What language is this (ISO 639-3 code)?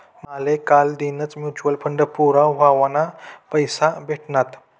mar